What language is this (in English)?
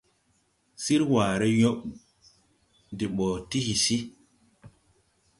Tupuri